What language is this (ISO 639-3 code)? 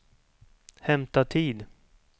swe